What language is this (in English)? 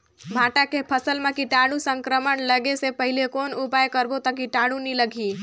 Chhattisgarhi